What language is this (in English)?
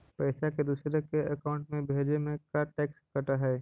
Magahi